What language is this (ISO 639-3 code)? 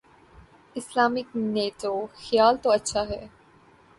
urd